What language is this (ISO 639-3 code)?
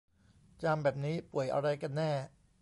tha